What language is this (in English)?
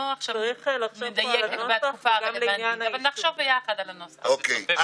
Hebrew